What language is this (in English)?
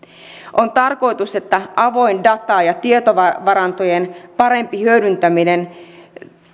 Finnish